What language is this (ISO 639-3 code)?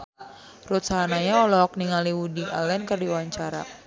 sun